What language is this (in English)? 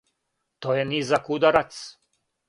Serbian